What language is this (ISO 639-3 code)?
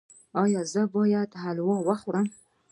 pus